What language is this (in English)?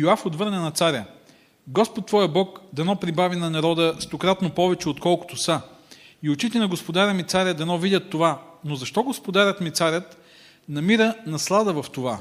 Bulgarian